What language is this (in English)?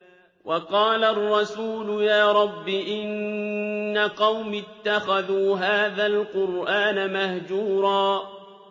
Arabic